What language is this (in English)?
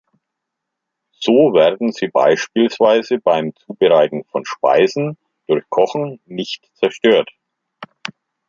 German